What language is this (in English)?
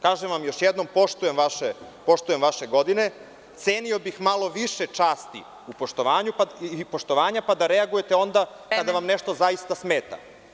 Serbian